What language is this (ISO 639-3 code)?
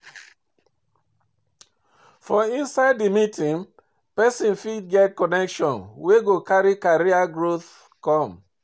pcm